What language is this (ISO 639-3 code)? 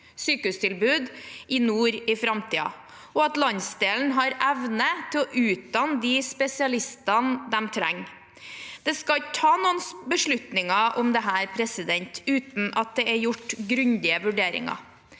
nor